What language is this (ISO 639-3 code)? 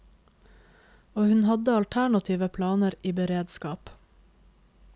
nor